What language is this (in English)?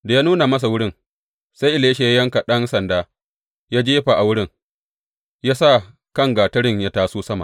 Hausa